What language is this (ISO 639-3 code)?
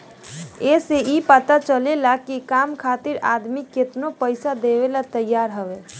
bho